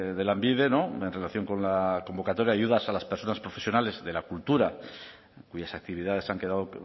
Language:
Spanish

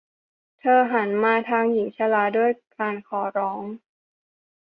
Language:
Thai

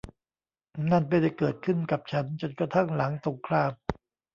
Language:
Thai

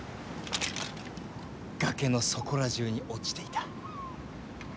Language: Japanese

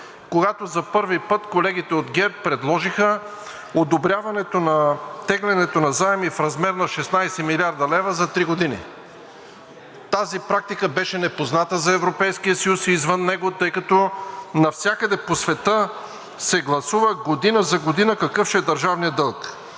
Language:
Bulgarian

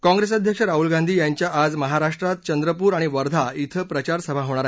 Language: Marathi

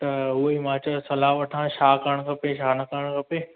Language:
Sindhi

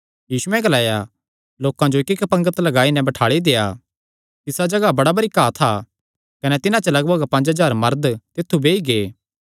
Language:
Kangri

